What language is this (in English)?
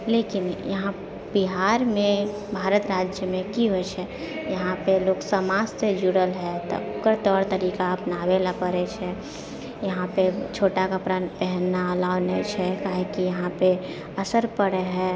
Maithili